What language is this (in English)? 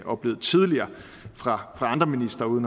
Danish